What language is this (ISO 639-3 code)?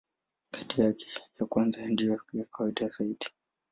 swa